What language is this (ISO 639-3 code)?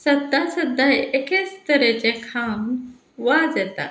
kok